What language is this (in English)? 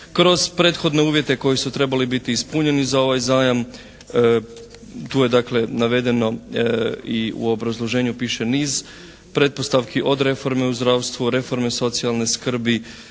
Croatian